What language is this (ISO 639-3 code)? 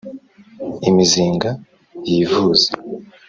kin